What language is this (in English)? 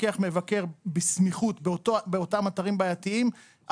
Hebrew